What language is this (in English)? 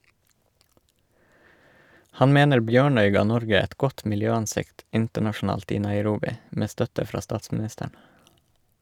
Norwegian